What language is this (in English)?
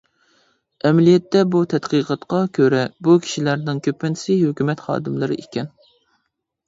Uyghur